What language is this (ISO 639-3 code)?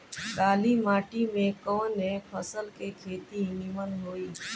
bho